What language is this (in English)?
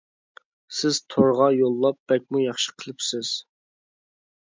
Uyghur